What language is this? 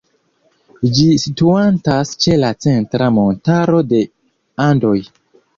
Esperanto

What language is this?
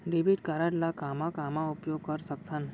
Chhattisgarhi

